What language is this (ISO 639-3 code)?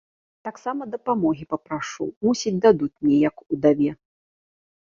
bel